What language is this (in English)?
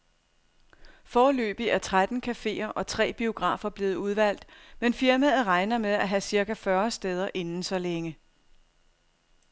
Danish